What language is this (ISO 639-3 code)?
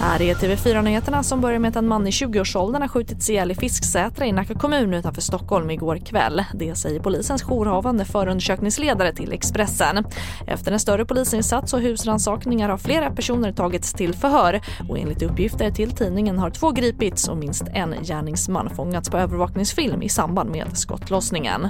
swe